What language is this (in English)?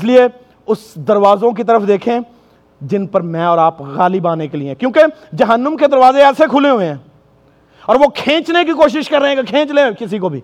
Urdu